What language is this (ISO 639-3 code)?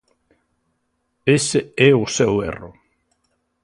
glg